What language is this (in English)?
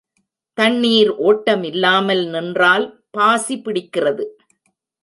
Tamil